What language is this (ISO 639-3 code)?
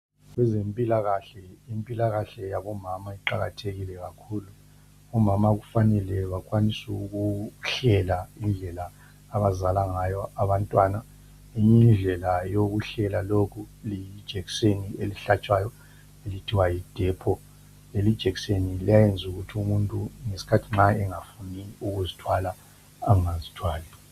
nde